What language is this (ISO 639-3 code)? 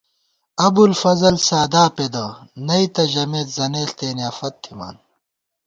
gwt